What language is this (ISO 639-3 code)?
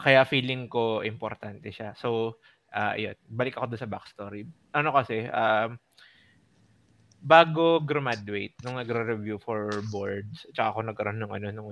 fil